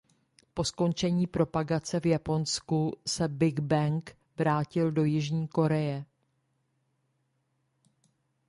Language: Czech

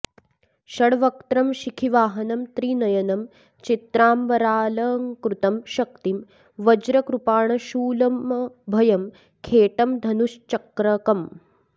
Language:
Sanskrit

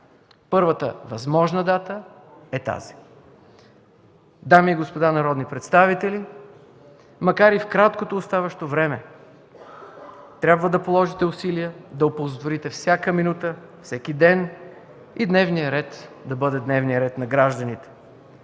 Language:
Bulgarian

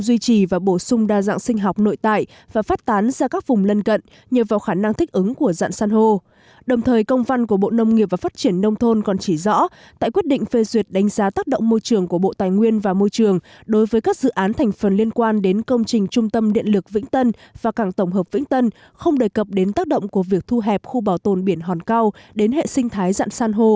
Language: Vietnamese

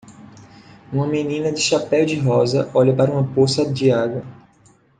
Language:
Portuguese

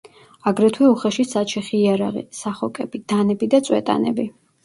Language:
Georgian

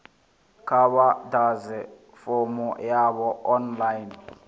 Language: Venda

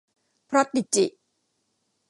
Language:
Thai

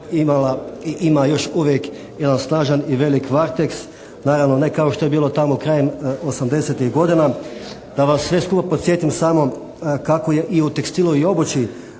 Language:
Croatian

